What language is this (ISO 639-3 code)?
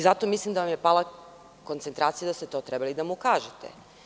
srp